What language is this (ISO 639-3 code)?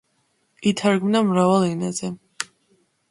kat